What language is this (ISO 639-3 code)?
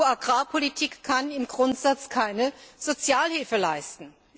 deu